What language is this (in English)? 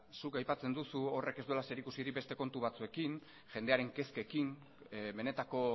Basque